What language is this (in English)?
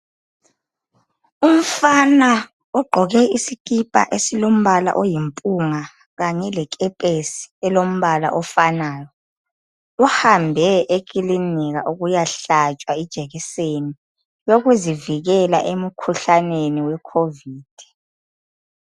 North Ndebele